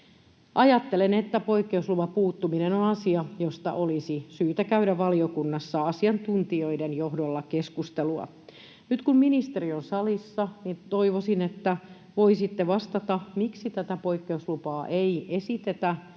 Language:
Finnish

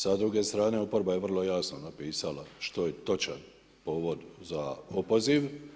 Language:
Croatian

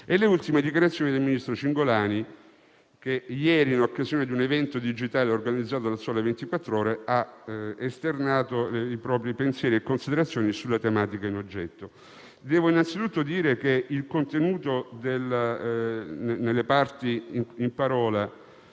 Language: Italian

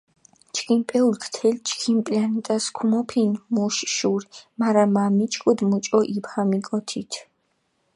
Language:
Mingrelian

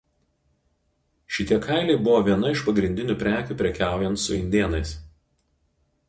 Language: Lithuanian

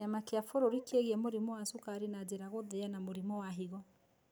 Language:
Kikuyu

